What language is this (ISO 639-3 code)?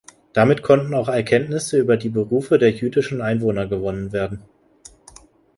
deu